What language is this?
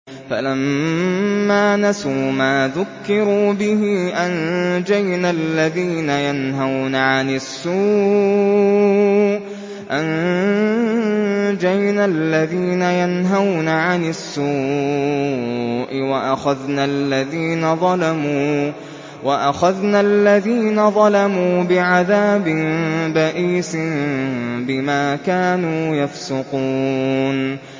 Arabic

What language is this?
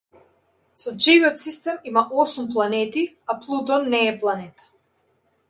Macedonian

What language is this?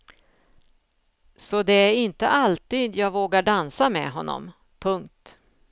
Swedish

